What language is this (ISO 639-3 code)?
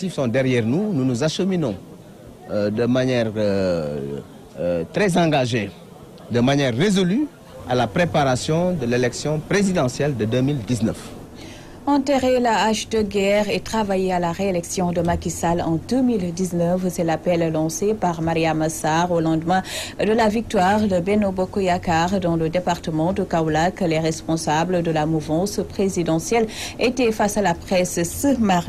fra